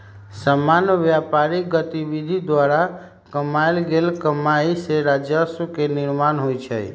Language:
Magahi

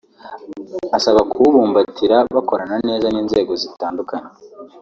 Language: Kinyarwanda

